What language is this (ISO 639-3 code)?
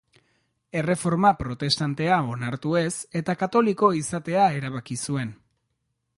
eus